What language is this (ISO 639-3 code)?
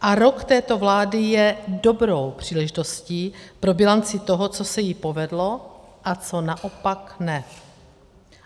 ces